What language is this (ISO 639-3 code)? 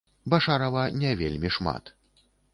bel